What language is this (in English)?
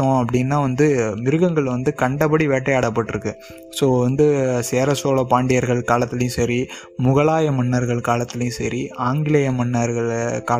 Tamil